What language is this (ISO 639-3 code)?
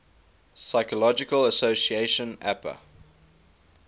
eng